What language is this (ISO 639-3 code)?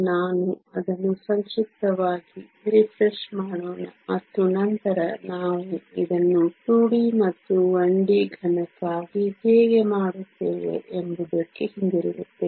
kan